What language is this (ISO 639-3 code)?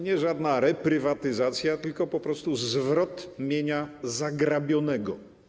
pol